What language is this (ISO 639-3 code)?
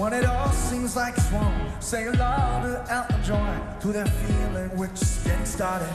kor